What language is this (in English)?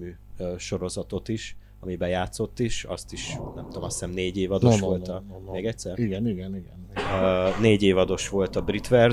Hungarian